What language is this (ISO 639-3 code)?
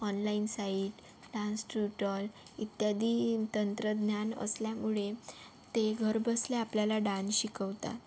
mar